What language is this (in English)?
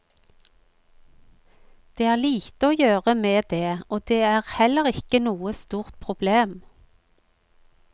Norwegian